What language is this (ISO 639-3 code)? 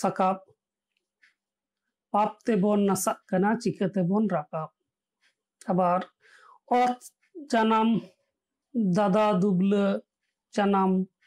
ben